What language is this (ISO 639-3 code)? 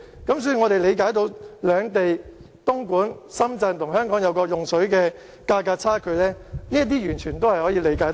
yue